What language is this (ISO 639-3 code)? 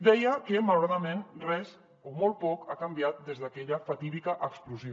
cat